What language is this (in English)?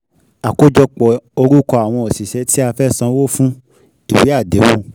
Yoruba